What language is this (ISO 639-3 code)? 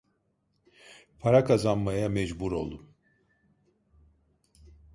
tur